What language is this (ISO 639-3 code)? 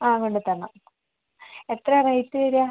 mal